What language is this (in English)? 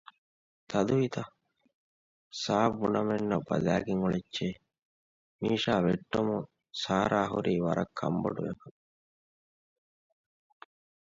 Divehi